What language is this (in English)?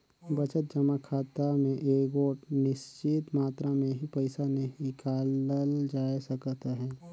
Chhattisgarhi